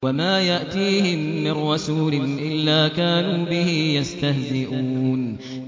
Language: Arabic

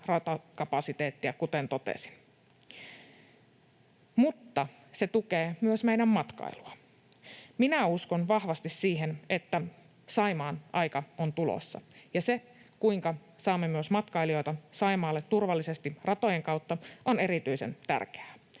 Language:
Finnish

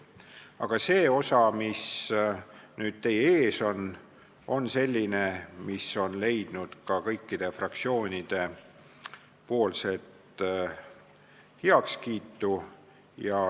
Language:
Estonian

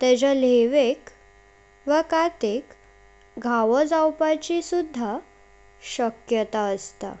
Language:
Konkani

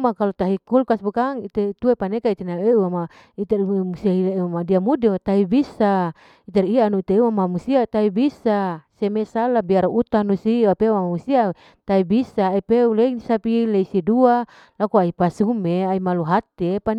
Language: Larike-Wakasihu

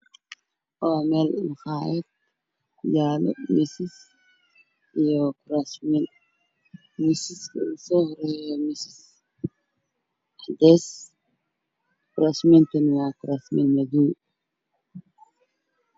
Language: Somali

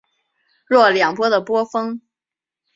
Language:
Chinese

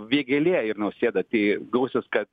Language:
Lithuanian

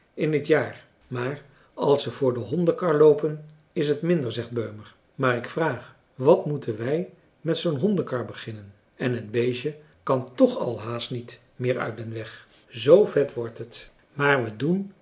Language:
Dutch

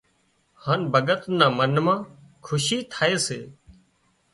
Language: Wadiyara Koli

